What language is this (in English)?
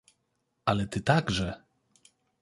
Polish